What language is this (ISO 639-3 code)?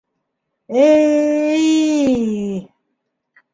bak